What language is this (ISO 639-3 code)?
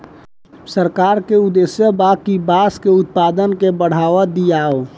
bho